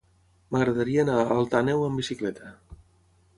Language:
Catalan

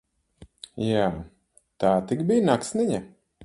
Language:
Latvian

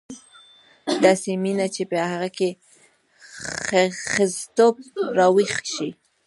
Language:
Pashto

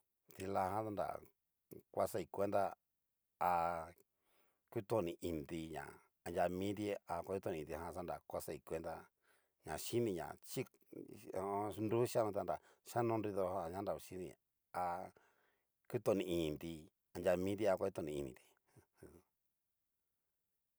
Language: Cacaloxtepec Mixtec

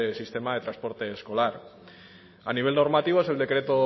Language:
Spanish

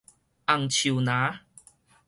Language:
Min Nan Chinese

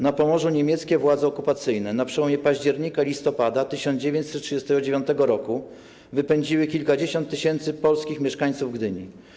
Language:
Polish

